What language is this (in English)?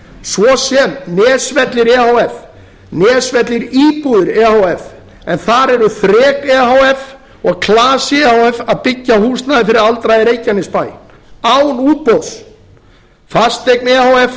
Icelandic